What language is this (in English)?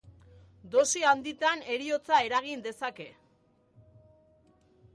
Basque